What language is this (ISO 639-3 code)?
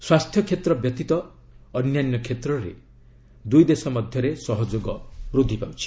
ori